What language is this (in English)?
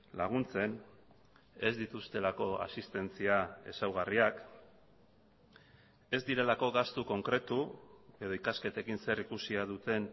Basque